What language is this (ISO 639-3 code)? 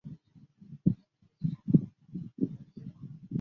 zho